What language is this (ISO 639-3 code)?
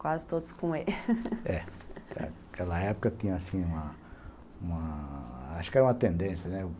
por